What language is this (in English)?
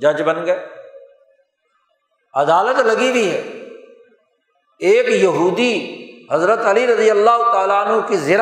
Urdu